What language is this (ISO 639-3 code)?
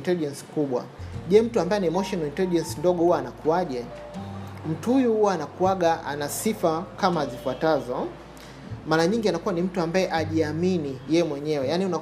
swa